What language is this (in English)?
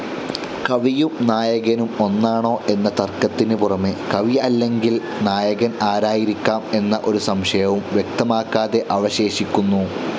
Malayalam